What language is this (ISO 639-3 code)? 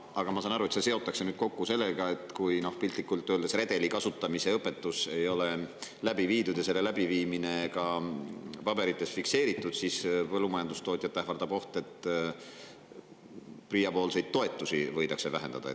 est